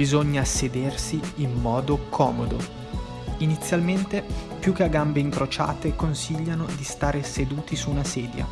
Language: Italian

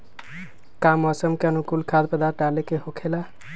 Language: Magahi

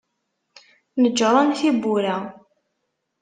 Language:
Kabyle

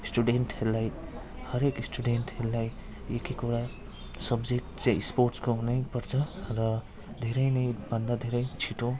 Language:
Nepali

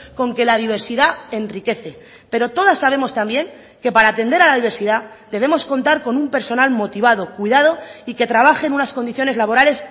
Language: Spanish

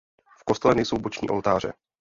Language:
Czech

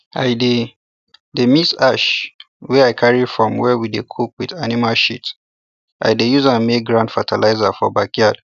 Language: Nigerian Pidgin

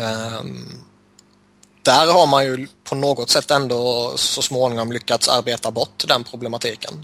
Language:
Swedish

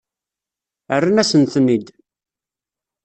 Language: Kabyle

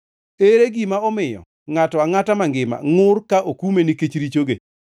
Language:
Luo (Kenya and Tanzania)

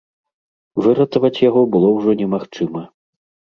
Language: Belarusian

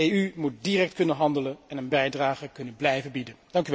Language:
Dutch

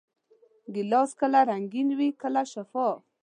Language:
Pashto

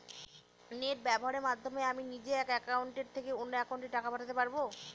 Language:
Bangla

